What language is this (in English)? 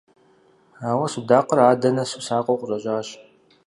Kabardian